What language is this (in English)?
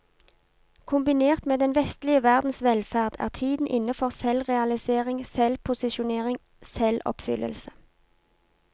Norwegian